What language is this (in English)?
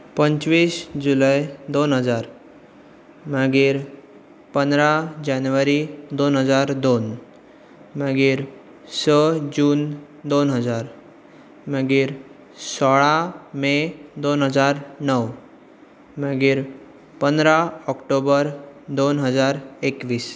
Konkani